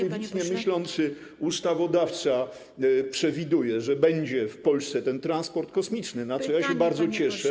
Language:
Polish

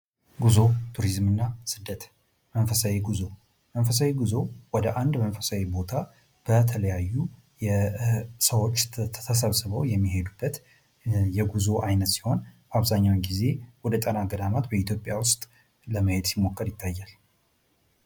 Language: Amharic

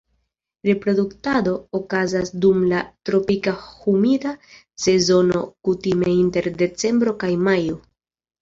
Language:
Esperanto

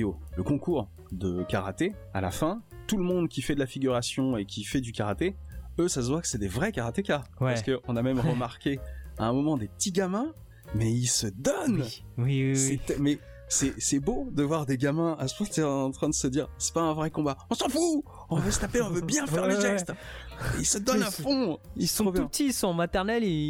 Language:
French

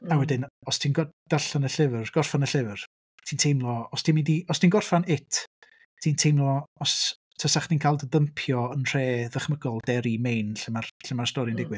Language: Welsh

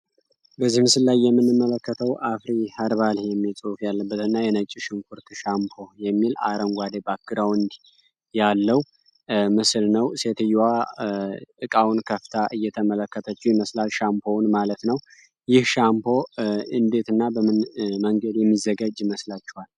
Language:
Amharic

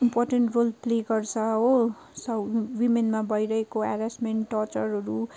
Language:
Nepali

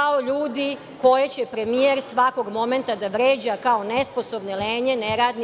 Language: Serbian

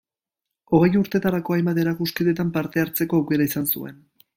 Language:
Basque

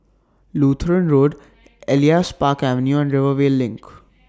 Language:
English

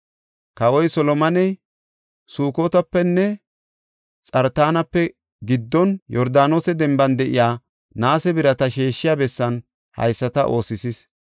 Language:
Gofa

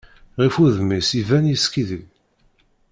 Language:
Kabyle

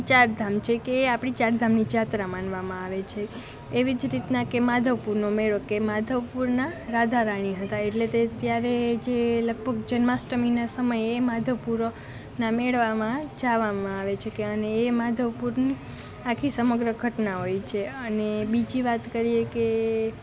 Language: Gujarati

